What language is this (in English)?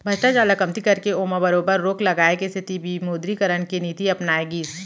Chhattisgarhi